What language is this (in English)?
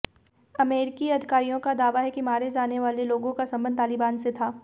Hindi